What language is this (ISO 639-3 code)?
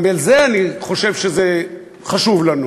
heb